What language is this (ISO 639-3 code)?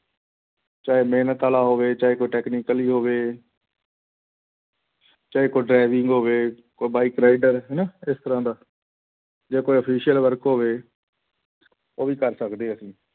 pan